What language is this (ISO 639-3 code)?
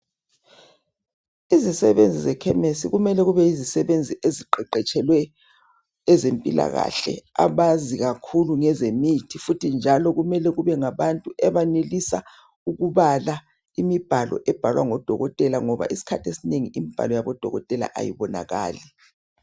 nde